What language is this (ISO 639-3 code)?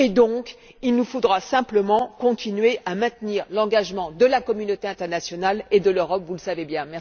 fra